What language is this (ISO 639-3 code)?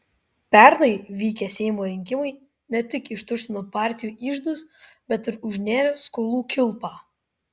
lit